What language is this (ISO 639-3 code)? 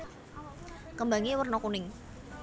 jav